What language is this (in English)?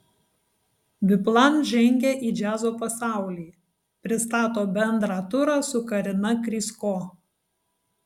Lithuanian